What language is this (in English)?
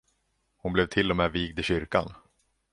Swedish